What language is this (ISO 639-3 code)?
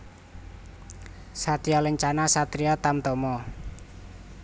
jav